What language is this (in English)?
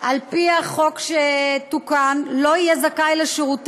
Hebrew